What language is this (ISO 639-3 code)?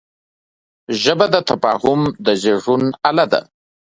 pus